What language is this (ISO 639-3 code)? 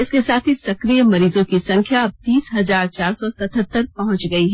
hin